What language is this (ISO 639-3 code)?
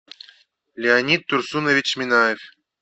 rus